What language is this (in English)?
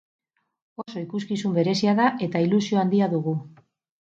Basque